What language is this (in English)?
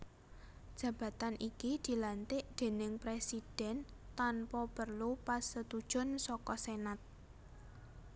Javanese